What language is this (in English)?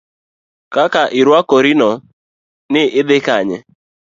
Luo (Kenya and Tanzania)